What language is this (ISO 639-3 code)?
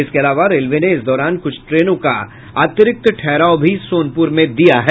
hin